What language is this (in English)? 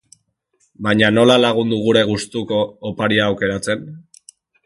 Basque